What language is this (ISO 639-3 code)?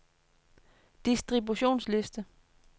dan